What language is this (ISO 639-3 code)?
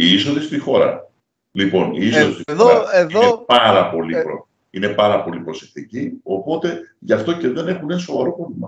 ell